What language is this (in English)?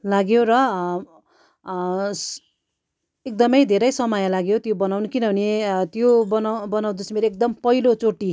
Nepali